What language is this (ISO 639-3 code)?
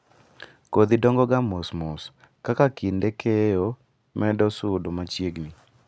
luo